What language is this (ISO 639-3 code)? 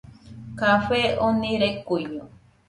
hux